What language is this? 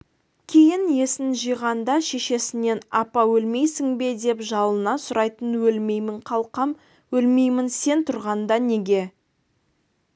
Kazakh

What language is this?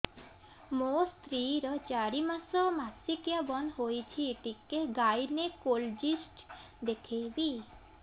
Odia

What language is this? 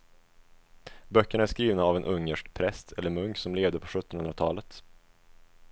Swedish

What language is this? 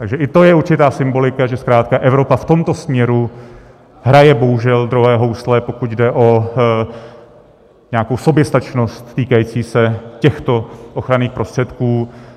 Czech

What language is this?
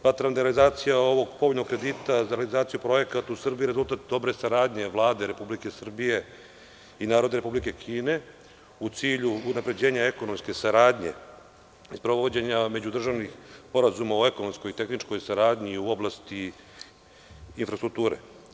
Serbian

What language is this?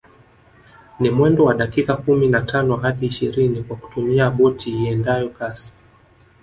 Swahili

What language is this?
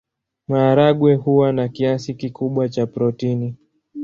Swahili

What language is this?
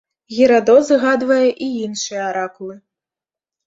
Belarusian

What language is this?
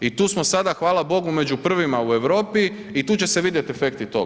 Croatian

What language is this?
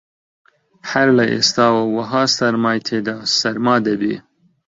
Central Kurdish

